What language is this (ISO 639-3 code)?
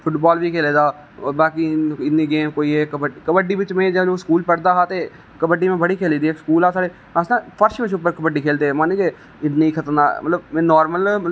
doi